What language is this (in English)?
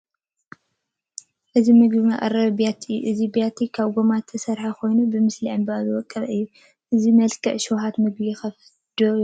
Tigrinya